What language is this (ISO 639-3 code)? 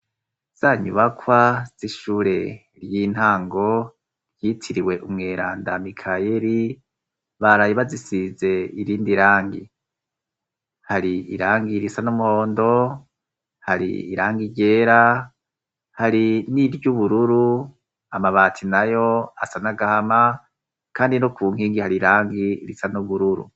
run